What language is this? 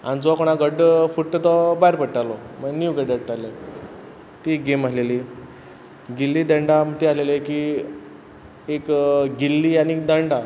Konkani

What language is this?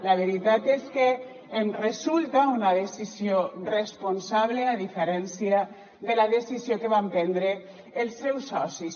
Catalan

